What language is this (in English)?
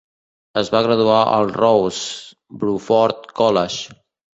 Catalan